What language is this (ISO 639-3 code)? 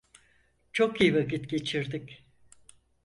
tur